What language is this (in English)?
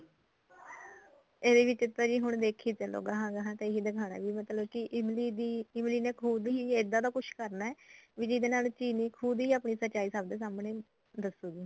Punjabi